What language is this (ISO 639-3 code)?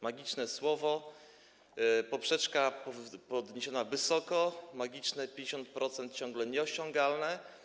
pol